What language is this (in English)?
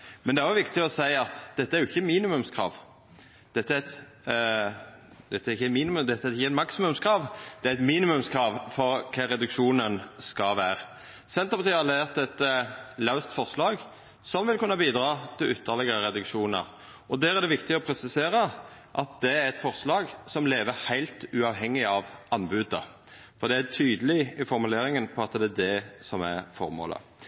Norwegian Nynorsk